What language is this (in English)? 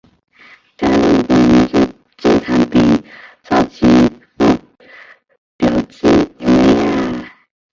Chinese